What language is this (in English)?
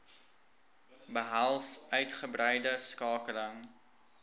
Afrikaans